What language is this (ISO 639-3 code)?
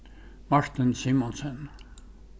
fao